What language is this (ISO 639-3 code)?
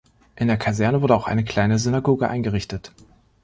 deu